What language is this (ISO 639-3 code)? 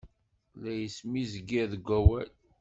kab